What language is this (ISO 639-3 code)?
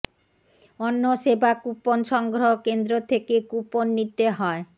ben